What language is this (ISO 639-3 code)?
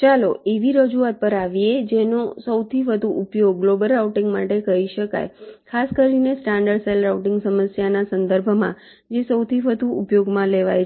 guj